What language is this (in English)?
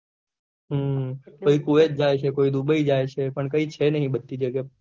Gujarati